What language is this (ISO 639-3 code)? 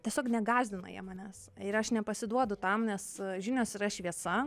lit